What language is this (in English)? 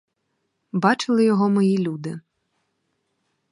Ukrainian